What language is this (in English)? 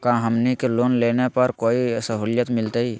Magahi